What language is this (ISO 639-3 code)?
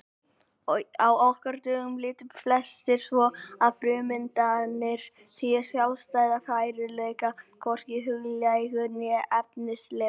isl